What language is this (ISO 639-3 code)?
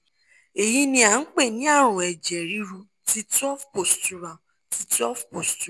yor